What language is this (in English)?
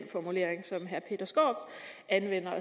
Danish